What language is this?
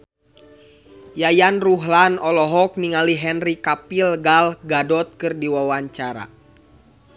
Sundanese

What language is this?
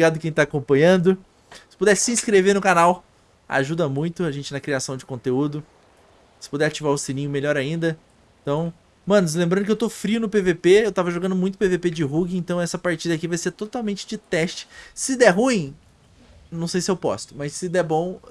Portuguese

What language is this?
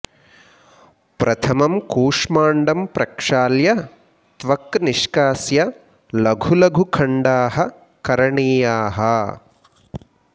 Sanskrit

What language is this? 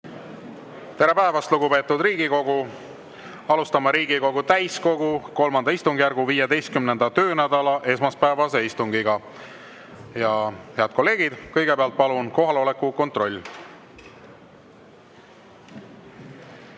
Estonian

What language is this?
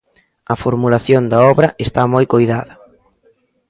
Galician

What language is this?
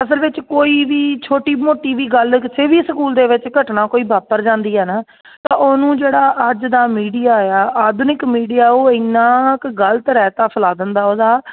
Punjabi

